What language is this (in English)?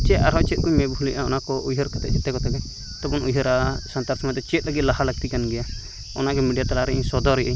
Santali